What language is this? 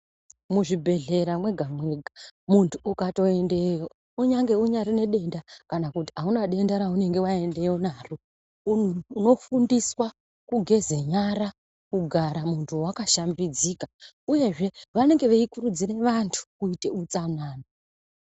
Ndau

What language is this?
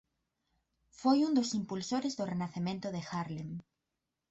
Galician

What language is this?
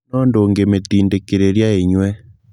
Kikuyu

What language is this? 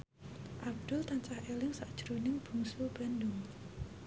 Javanese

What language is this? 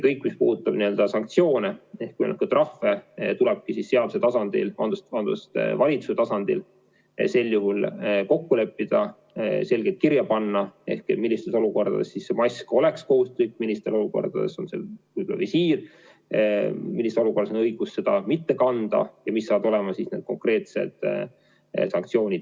Estonian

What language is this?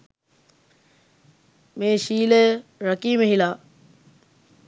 Sinhala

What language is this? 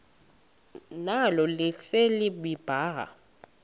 Xhosa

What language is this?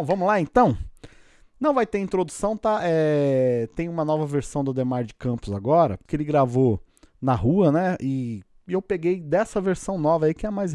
Portuguese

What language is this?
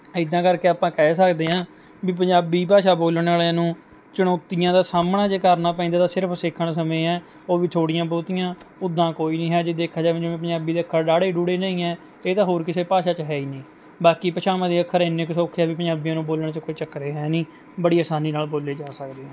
Punjabi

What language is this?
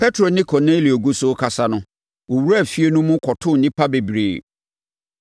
Akan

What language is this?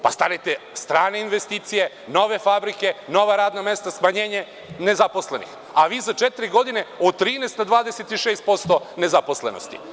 Serbian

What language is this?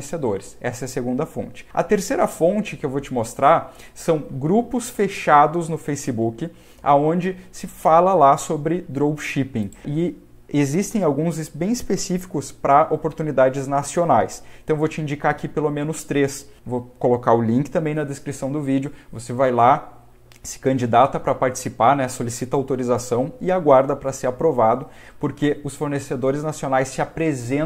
Portuguese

